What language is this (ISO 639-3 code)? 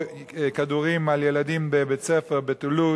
heb